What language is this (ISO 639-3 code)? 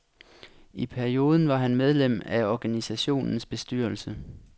dan